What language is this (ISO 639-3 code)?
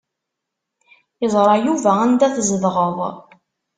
kab